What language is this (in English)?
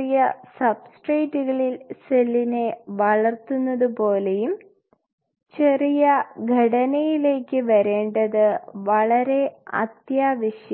Malayalam